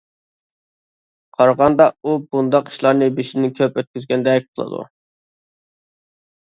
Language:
Uyghur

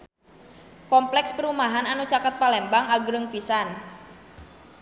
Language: Sundanese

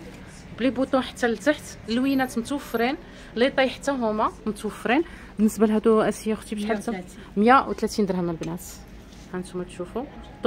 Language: Arabic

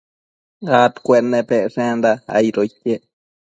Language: Matsés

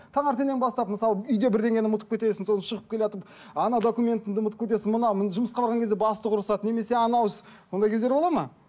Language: Kazakh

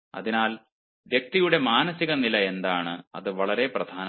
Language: Malayalam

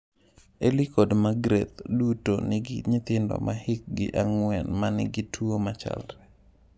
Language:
Luo (Kenya and Tanzania)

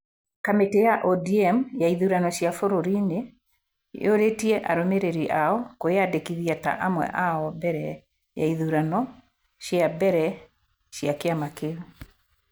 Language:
Kikuyu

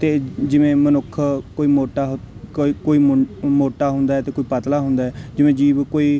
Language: Punjabi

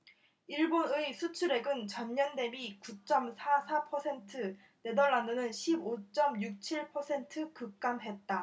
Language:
Korean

